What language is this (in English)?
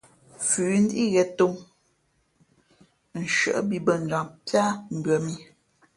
Fe'fe'